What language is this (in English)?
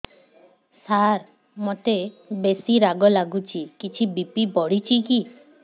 Odia